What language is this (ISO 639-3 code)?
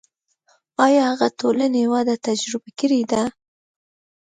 pus